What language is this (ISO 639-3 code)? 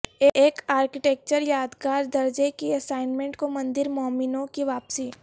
urd